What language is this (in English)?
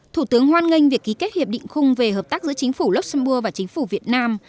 Vietnamese